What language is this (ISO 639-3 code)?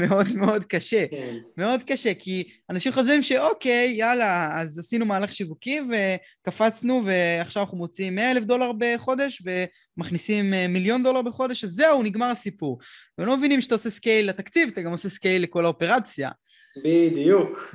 heb